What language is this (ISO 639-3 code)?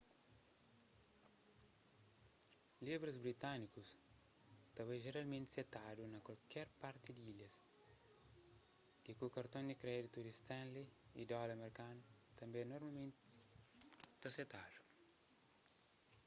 kea